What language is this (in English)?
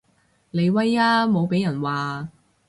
Cantonese